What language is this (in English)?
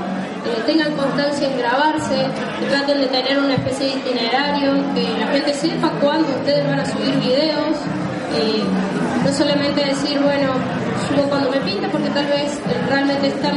Spanish